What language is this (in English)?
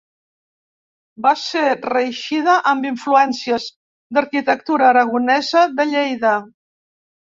Catalan